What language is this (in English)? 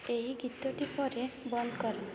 Odia